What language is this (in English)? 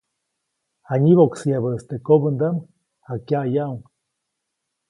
Copainalá Zoque